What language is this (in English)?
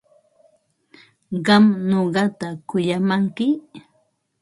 Ambo-Pasco Quechua